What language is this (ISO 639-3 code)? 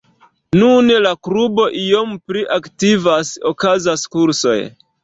epo